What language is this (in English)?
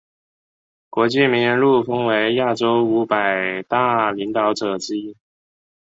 Chinese